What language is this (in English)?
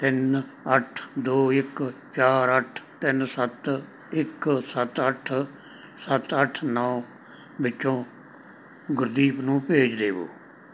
Punjabi